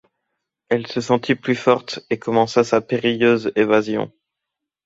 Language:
French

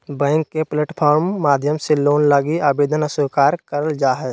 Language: Magahi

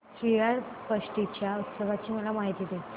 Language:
Marathi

